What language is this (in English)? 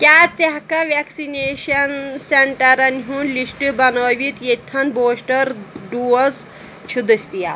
Kashmiri